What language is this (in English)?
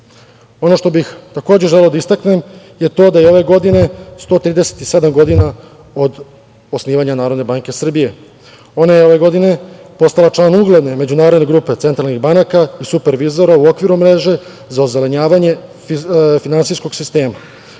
Serbian